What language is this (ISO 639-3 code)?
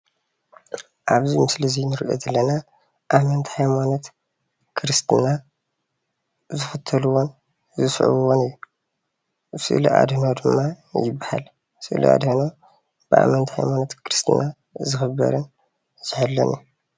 tir